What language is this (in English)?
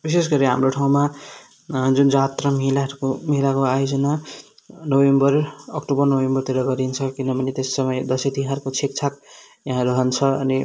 Nepali